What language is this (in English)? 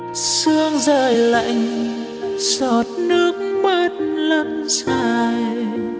Vietnamese